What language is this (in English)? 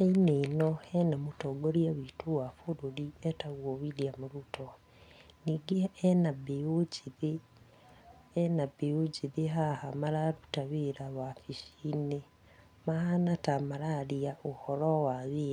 Kikuyu